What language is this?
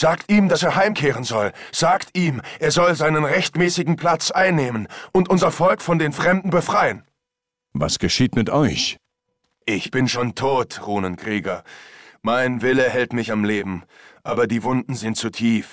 German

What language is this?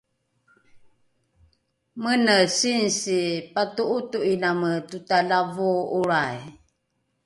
Rukai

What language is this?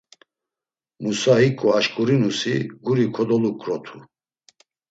Laz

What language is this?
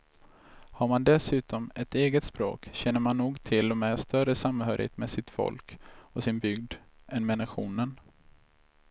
Swedish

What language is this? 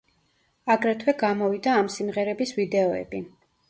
Georgian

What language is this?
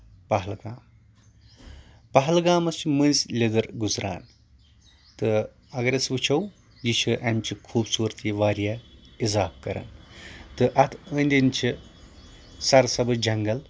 Kashmiri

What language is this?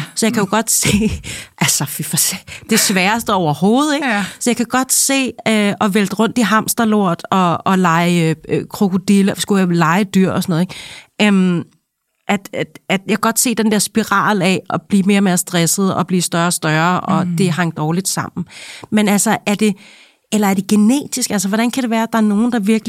Danish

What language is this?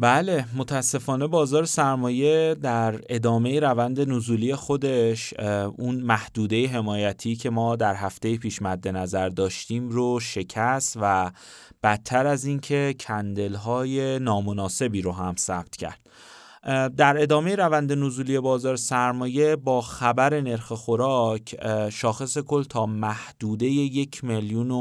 Persian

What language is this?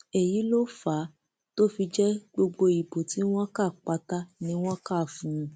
Yoruba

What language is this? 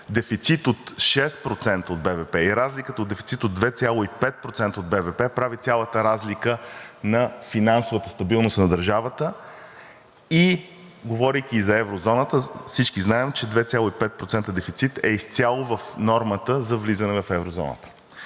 Bulgarian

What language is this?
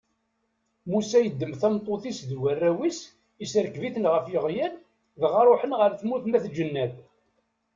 Kabyle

